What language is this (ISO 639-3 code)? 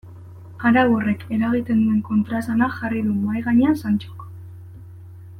eus